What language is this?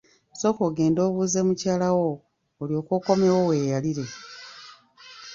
Ganda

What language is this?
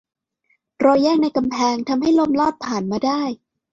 Thai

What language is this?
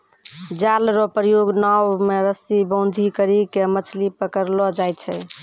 Maithili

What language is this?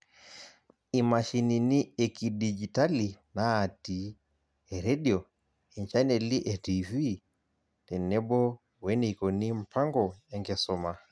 Masai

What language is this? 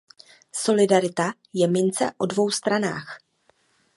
Czech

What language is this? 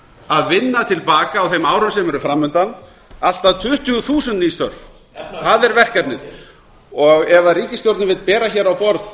Icelandic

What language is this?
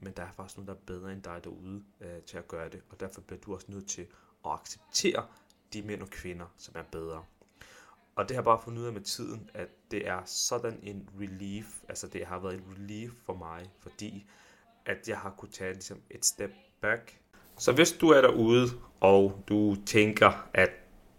Danish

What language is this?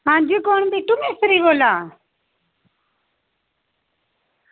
Dogri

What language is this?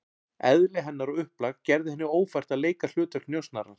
Icelandic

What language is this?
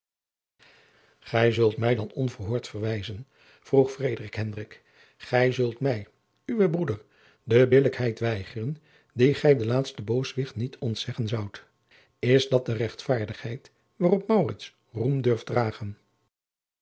Dutch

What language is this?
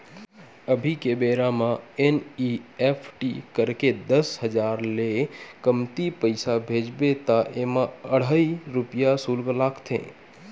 Chhattisgarhi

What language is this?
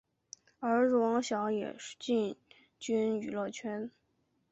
Chinese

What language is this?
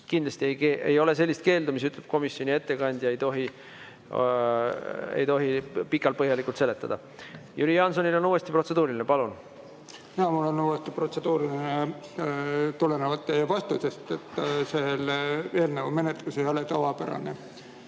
Estonian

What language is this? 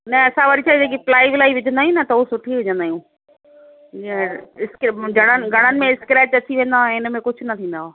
Sindhi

